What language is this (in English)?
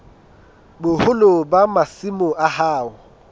Southern Sotho